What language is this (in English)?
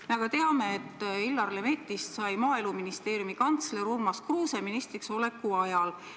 Estonian